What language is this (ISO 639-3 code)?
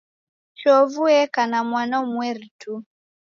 dav